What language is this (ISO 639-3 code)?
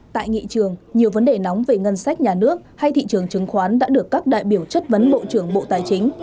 vie